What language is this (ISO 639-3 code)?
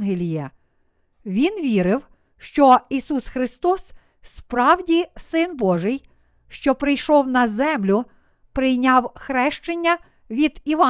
ukr